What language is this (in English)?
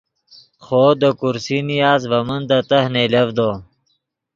Yidgha